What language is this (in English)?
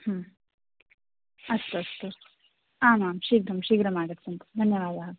Sanskrit